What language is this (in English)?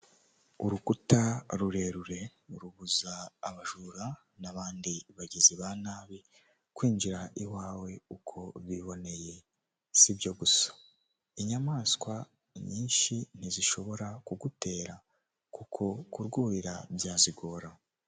Kinyarwanda